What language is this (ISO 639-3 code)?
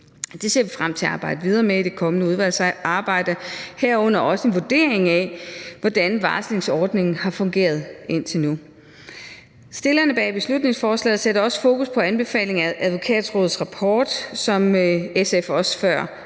dan